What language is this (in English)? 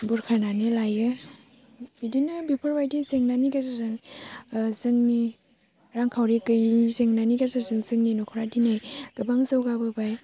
Bodo